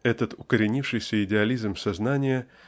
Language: Russian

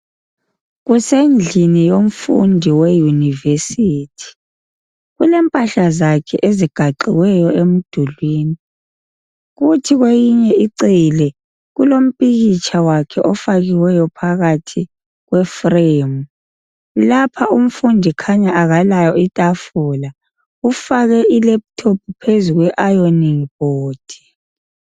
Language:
North Ndebele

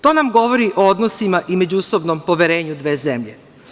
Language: Serbian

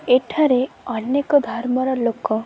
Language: Odia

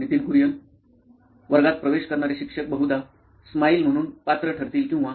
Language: Marathi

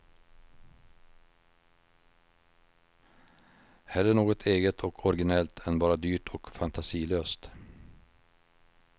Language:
Swedish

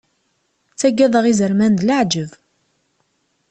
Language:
Kabyle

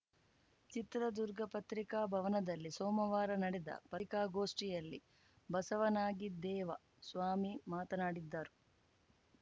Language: Kannada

